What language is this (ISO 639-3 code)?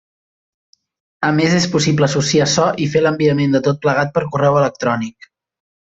cat